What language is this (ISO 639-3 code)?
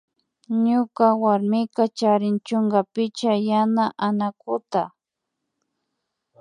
qvi